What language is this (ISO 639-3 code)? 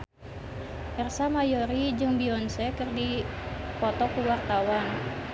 sun